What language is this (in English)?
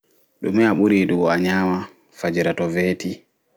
Fula